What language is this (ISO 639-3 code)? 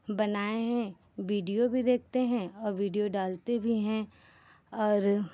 hin